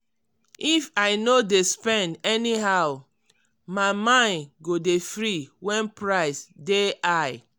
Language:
Nigerian Pidgin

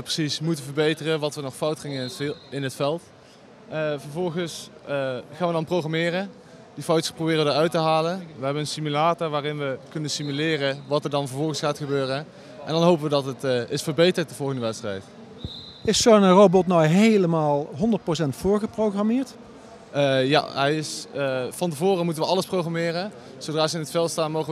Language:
Dutch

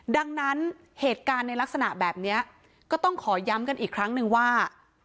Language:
Thai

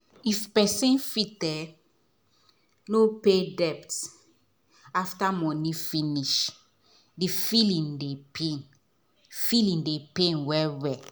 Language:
Nigerian Pidgin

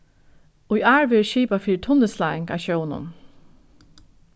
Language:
Faroese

